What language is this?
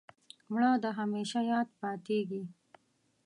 Pashto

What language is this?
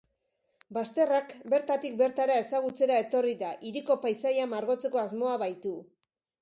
Basque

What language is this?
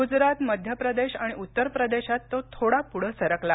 Marathi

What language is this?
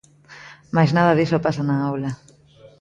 Galician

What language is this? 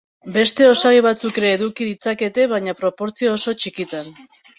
Basque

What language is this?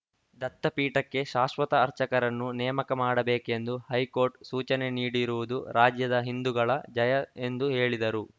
Kannada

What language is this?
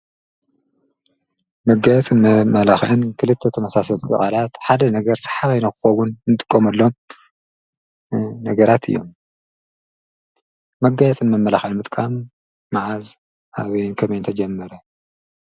Tigrinya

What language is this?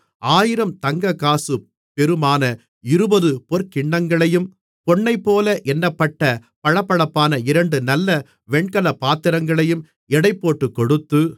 Tamil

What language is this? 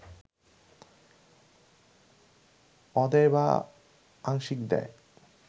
Bangla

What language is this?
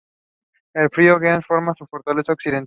Spanish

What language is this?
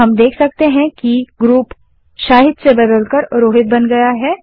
Hindi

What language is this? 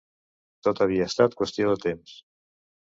Catalan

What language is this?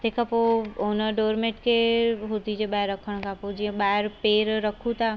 Sindhi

